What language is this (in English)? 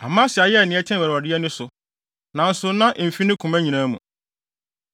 Akan